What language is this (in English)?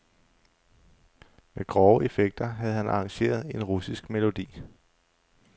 Danish